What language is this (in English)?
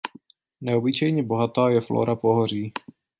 Czech